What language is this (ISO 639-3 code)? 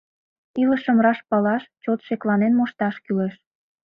chm